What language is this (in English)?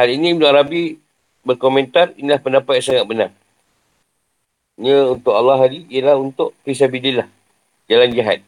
Malay